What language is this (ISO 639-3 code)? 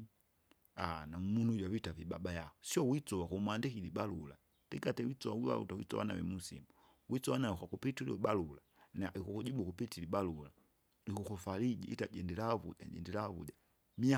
zga